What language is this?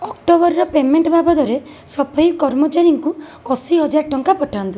Odia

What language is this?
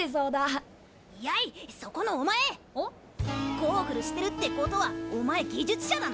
Japanese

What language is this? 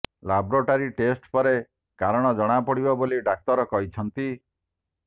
Odia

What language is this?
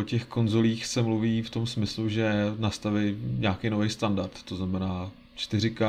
Czech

